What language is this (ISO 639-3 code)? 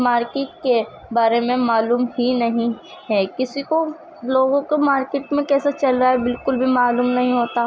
urd